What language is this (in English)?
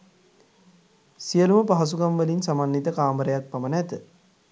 Sinhala